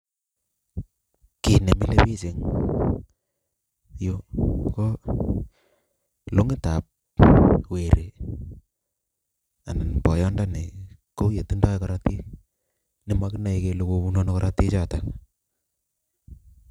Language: Kalenjin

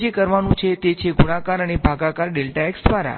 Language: Gujarati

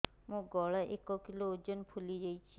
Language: Odia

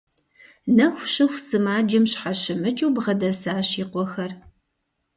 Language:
Kabardian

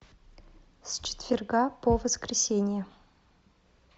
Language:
Russian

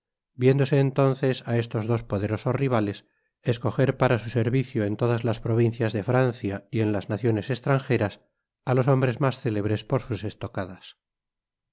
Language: Spanish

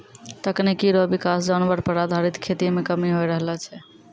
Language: Maithili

